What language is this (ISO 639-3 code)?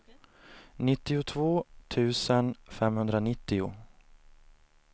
swe